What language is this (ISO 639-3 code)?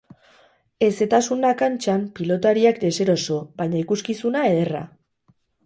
eus